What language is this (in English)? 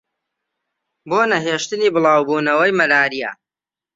Central Kurdish